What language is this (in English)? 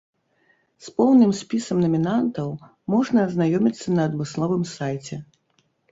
Belarusian